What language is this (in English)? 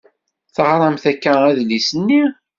Kabyle